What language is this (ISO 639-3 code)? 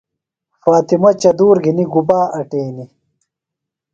phl